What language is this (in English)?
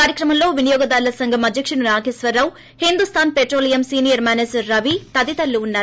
Telugu